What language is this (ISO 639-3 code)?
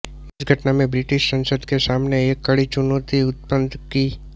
hin